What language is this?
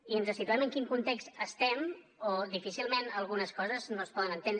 Catalan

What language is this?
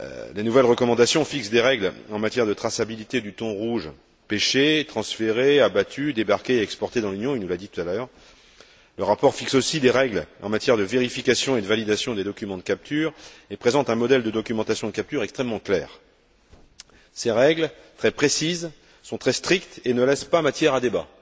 French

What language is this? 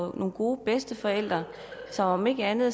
Danish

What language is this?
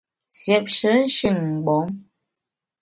Bamun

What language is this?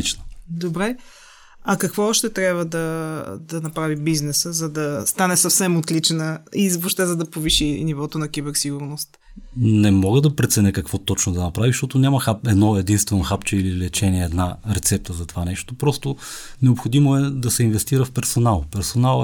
Bulgarian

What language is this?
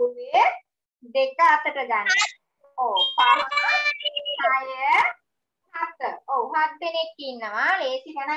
Indonesian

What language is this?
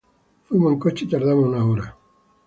Spanish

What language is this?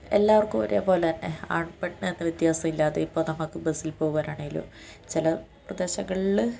Malayalam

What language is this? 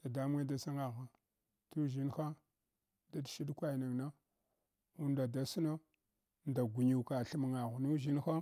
Hwana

